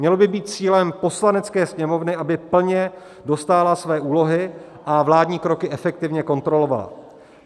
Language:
Czech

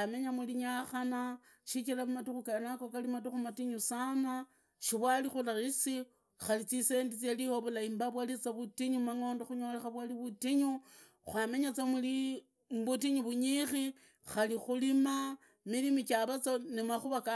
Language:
Idakho-Isukha-Tiriki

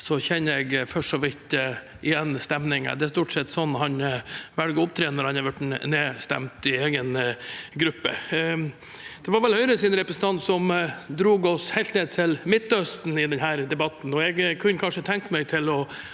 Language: Norwegian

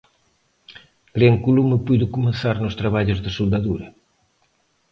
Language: Galician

